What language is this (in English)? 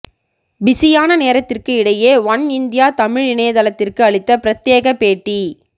Tamil